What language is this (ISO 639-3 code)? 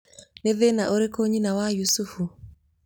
kik